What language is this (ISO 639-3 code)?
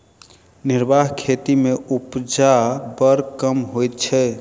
mai